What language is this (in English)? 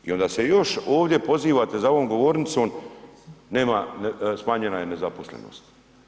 Croatian